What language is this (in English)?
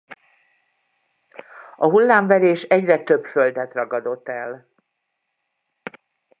Hungarian